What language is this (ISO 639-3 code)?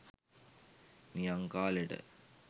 sin